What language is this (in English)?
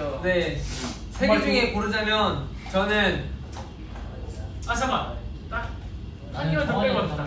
Korean